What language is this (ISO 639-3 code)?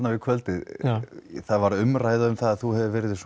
isl